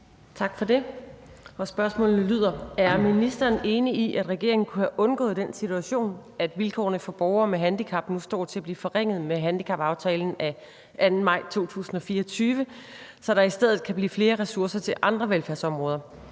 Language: Danish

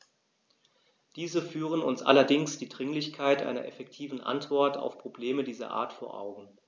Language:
German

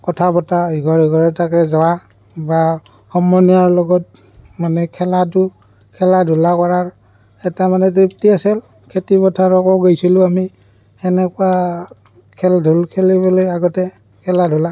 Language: Assamese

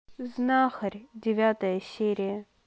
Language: Russian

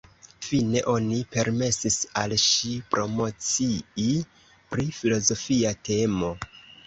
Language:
Esperanto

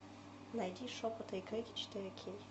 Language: Russian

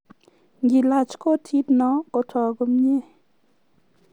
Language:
Kalenjin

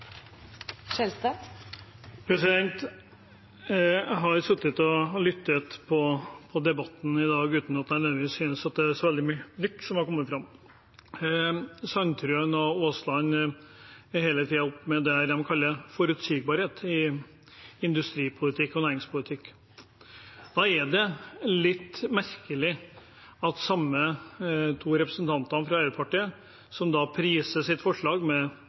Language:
Norwegian Nynorsk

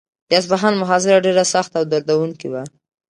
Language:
Pashto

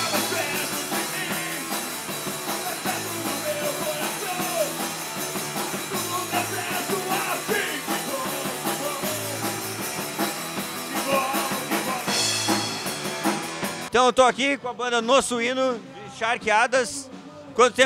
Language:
Portuguese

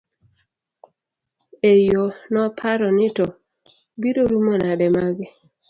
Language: Luo (Kenya and Tanzania)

